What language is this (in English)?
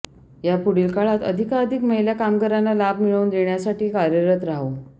Marathi